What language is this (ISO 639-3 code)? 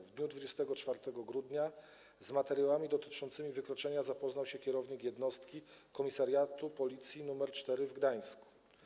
pol